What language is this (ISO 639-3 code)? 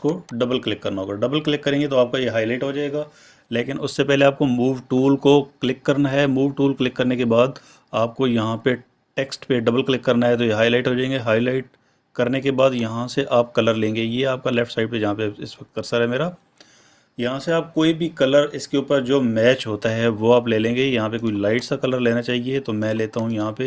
urd